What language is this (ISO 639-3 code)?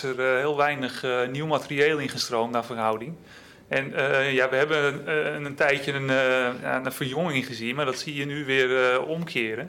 nld